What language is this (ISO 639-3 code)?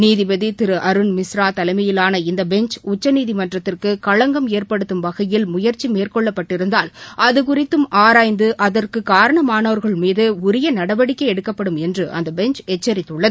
tam